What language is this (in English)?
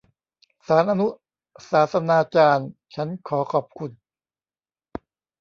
Thai